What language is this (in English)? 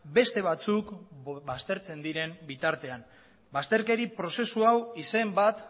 Basque